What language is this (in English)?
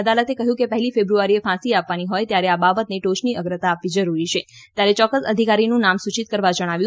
Gujarati